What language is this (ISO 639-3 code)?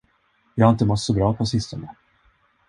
swe